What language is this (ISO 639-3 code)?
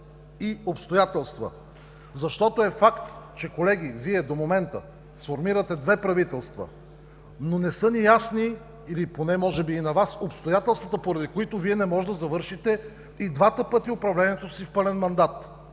bul